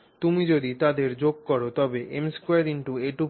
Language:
Bangla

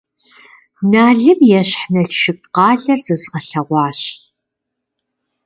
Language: Kabardian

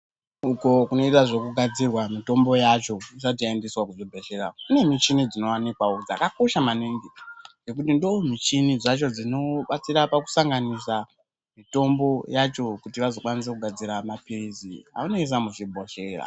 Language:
Ndau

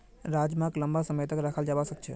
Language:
Magahi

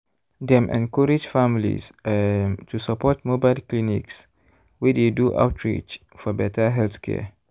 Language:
Nigerian Pidgin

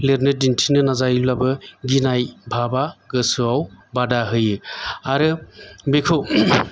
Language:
Bodo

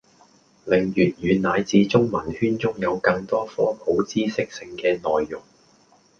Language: Cantonese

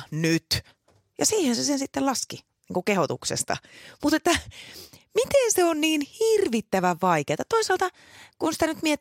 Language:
Finnish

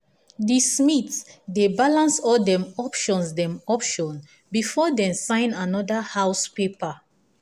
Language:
Nigerian Pidgin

